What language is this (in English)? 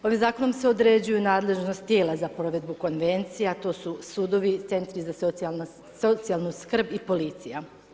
Croatian